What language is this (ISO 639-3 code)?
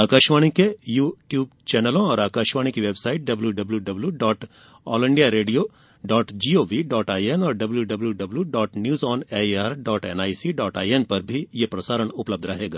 hin